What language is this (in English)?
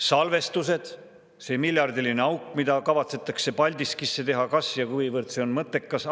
Estonian